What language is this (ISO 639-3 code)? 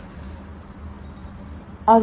mal